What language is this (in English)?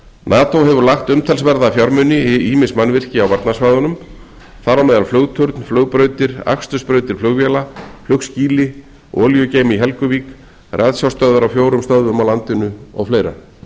Icelandic